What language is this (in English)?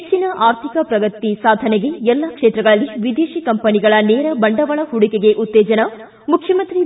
Kannada